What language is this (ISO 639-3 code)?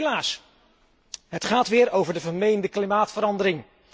nld